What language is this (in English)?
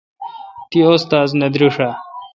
Kalkoti